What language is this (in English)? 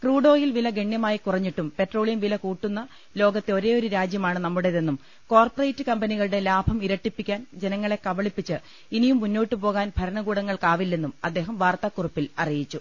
Malayalam